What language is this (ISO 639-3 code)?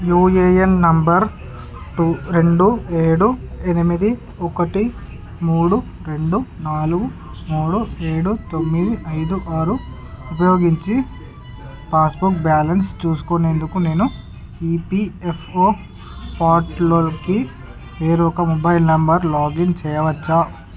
tel